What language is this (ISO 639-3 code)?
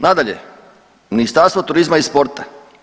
hrv